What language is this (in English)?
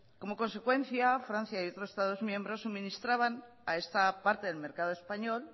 Spanish